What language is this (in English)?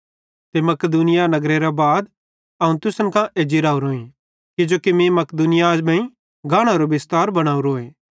Bhadrawahi